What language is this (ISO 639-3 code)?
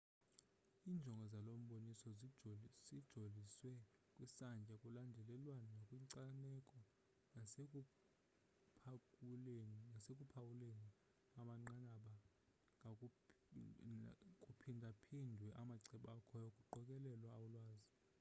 xho